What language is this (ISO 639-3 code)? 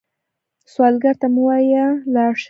pus